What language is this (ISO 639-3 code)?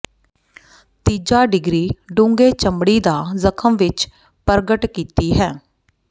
pan